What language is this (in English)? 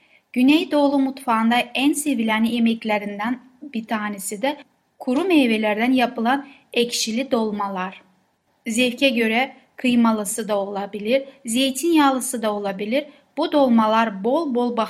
Turkish